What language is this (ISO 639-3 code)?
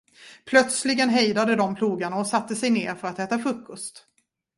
swe